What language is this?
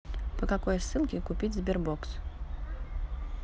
Russian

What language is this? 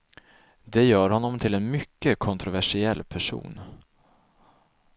Swedish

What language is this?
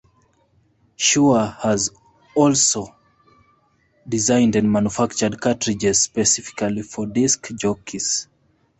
English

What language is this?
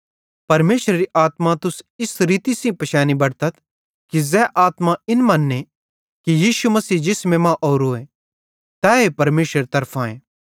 Bhadrawahi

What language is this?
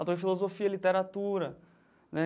Portuguese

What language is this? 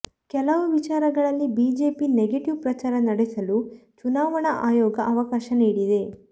Kannada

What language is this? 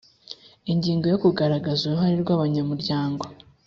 Kinyarwanda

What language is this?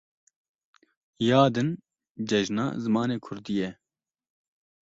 Kurdish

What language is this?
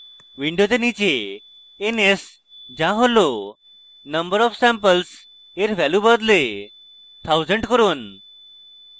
Bangla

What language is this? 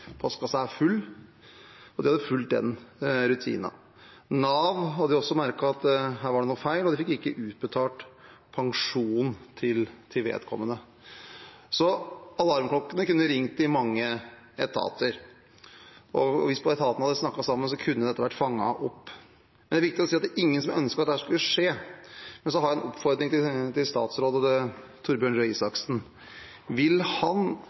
Norwegian Bokmål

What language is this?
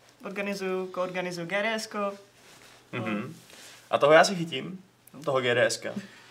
Czech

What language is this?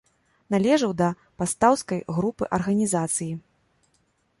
Belarusian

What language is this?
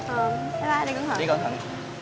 Vietnamese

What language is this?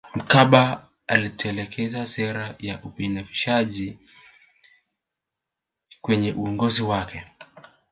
Swahili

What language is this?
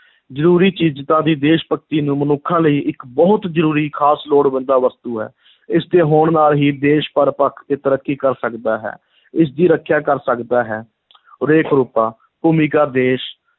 Punjabi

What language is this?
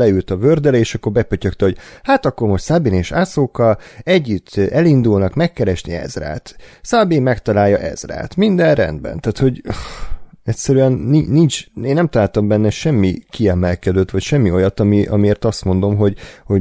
Hungarian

